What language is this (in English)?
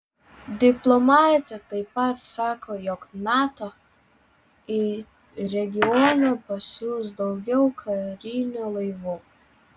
Lithuanian